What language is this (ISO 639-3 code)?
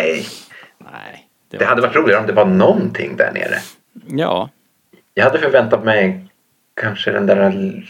swe